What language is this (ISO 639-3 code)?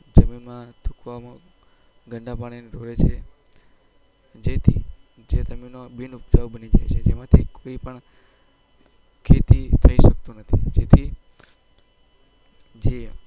guj